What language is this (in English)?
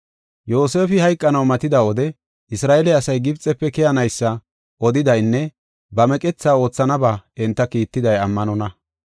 Gofa